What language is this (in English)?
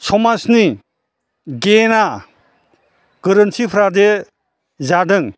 Bodo